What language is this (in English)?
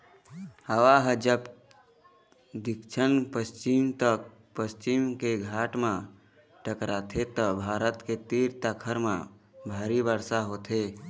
Chhattisgarhi